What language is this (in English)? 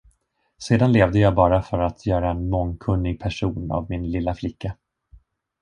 Swedish